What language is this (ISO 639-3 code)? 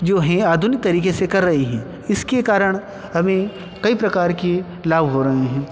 hin